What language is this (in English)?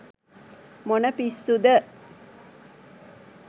Sinhala